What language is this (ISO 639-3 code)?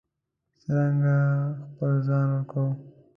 pus